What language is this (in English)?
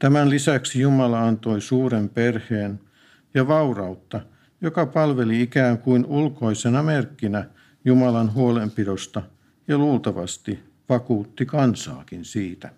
Finnish